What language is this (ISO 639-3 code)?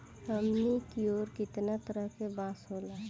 bho